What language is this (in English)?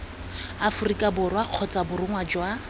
Tswana